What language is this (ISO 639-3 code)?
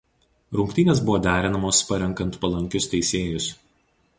lit